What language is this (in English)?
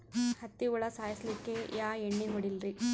Kannada